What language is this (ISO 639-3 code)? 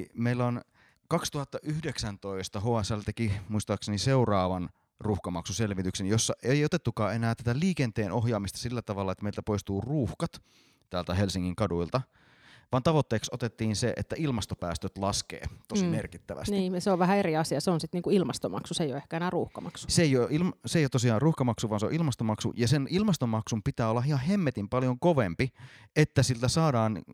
fin